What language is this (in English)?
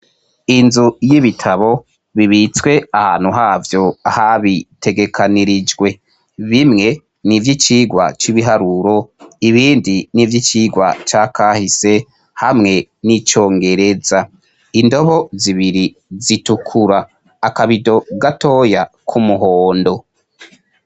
Rundi